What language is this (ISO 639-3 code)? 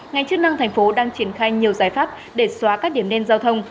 vie